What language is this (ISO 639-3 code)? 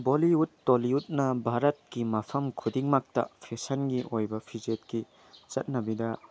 mni